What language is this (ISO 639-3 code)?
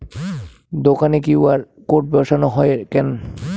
ben